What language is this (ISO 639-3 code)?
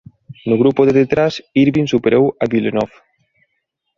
glg